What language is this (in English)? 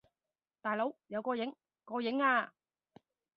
Cantonese